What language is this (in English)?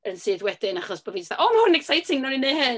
Welsh